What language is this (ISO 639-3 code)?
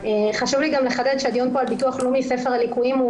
heb